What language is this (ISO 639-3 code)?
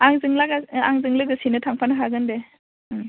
brx